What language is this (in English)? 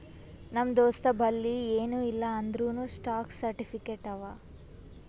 Kannada